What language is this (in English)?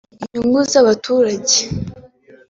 Kinyarwanda